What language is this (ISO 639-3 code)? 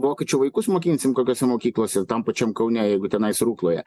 lit